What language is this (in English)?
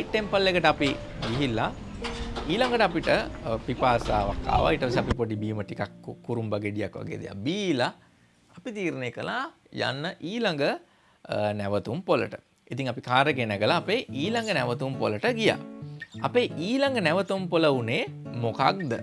Indonesian